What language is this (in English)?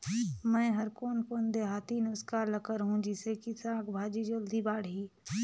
Chhattisgarhi